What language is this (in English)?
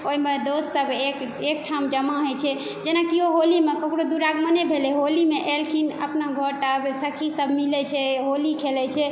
Maithili